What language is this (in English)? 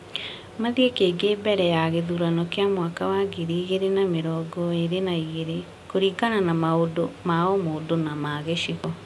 Kikuyu